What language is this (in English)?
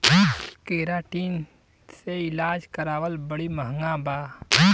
Bhojpuri